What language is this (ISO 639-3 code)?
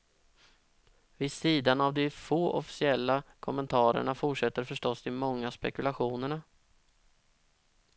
swe